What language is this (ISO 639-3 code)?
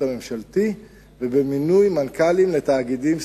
heb